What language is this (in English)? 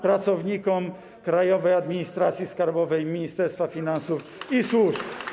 Polish